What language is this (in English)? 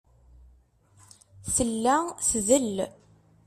Kabyle